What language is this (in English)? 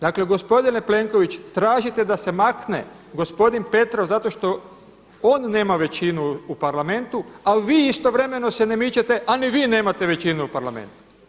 Croatian